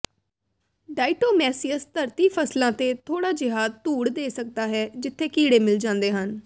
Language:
Punjabi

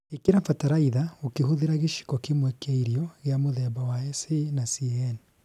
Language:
Kikuyu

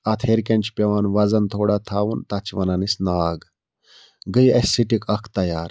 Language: Kashmiri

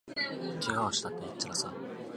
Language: Japanese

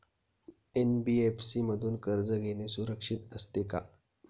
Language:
Marathi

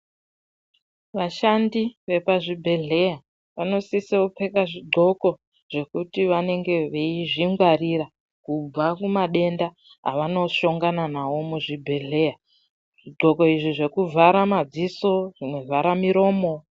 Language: Ndau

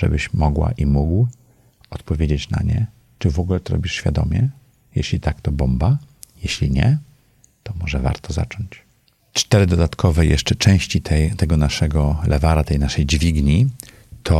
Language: Polish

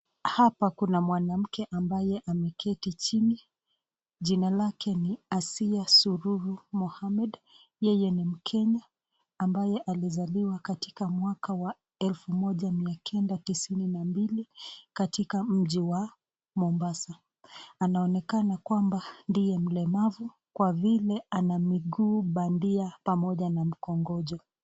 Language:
Swahili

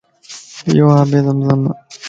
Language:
Lasi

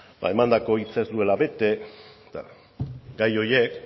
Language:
Basque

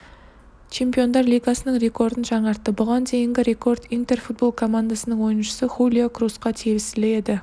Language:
Kazakh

